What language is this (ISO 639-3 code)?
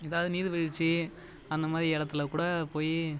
tam